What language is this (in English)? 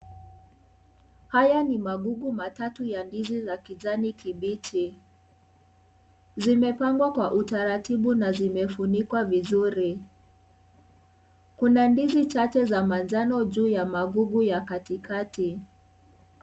Swahili